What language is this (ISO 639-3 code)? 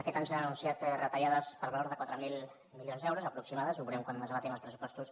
cat